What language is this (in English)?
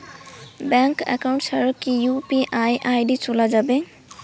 Bangla